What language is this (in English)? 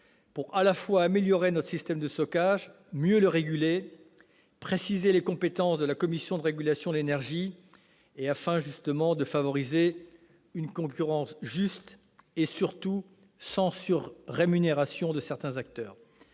French